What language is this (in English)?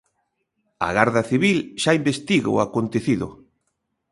Galician